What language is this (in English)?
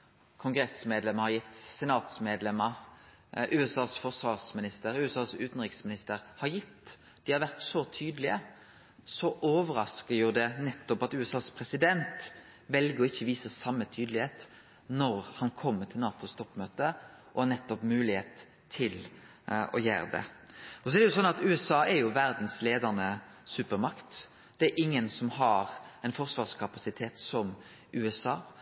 Norwegian Nynorsk